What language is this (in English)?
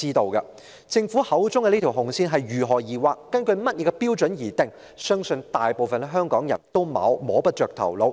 Cantonese